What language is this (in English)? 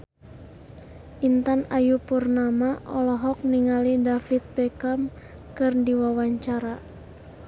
Sundanese